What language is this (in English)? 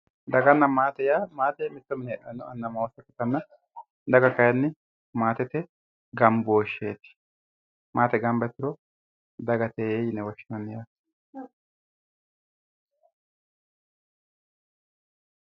Sidamo